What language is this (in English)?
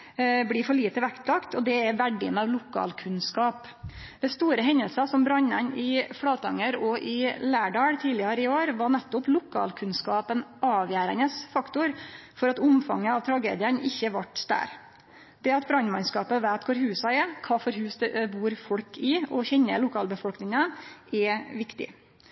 Norwegian Nynorsk